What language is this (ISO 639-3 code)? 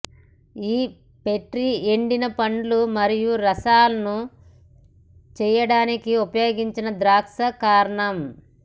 tel